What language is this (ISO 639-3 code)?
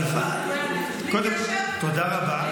heb